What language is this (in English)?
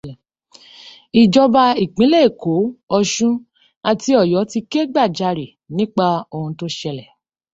Yoruba